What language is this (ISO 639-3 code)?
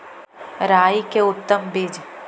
mag